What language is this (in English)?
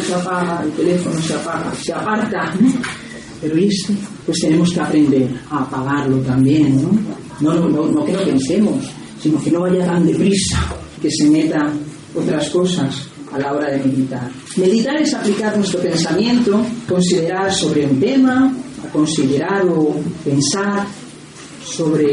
Spanish